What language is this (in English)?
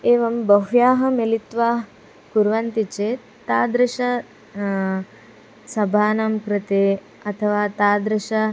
Sanskrit